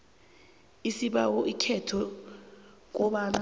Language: South Ndebele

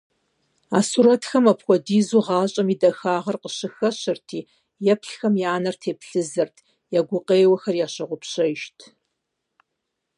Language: Kabardian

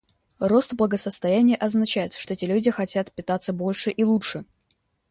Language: Russian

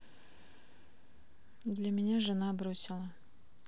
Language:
Russian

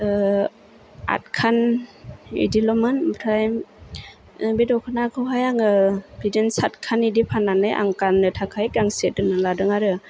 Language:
Bodo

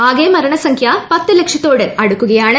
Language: Malayalam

